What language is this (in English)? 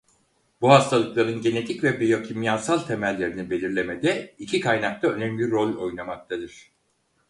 Turkish